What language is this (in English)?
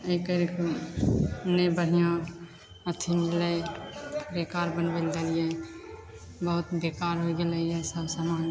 Maithili